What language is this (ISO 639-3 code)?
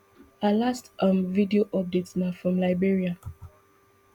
pcm